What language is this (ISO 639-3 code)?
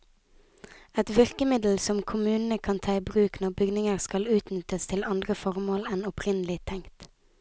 nor